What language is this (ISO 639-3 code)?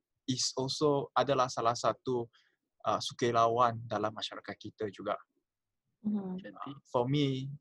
msa